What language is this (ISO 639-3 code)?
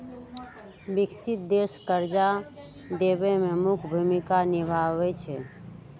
mag